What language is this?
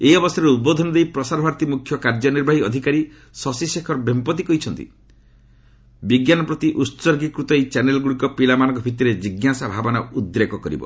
Odia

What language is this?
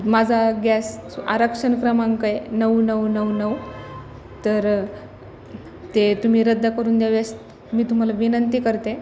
Marathi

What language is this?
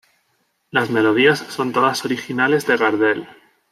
Spanish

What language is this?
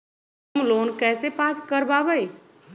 Magahi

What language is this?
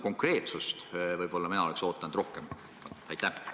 Estonian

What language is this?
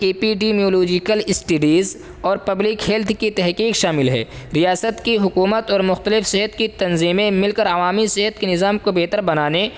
Urdu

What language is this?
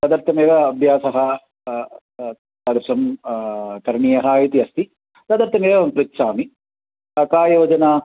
Sanskrit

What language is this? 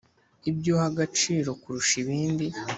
Kinyarwanda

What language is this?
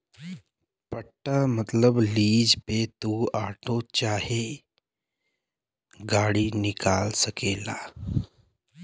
Bhojpuri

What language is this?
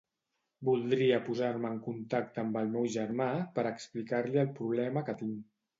Catalan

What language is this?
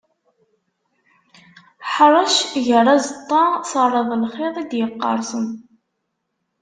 Kabyle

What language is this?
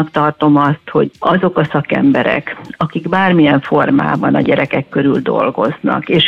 Hungarian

